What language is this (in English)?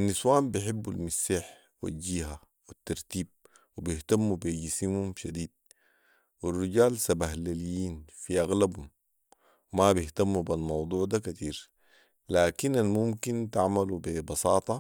Sudanese Arabic